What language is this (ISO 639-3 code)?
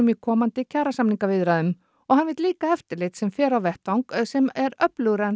isl